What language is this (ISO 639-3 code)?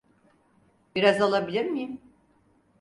tur